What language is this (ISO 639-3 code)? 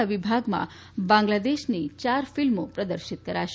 guj